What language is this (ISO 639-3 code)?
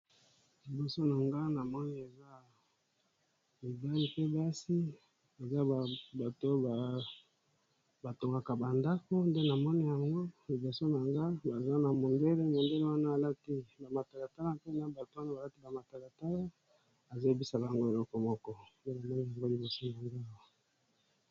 lin